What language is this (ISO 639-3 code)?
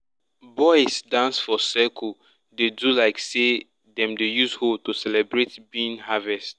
pcm